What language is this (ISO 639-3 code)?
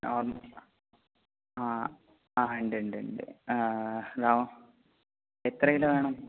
mal